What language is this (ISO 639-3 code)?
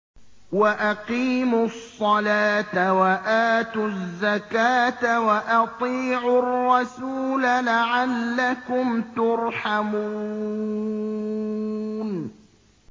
ara